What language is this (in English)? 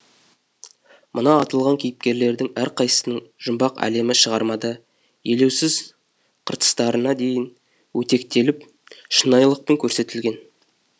Kazakh